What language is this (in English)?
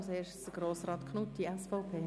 Swiss German